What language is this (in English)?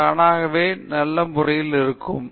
Tamil